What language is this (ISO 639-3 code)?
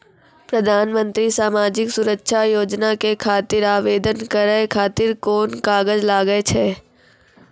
mai